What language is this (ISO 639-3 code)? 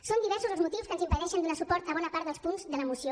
cat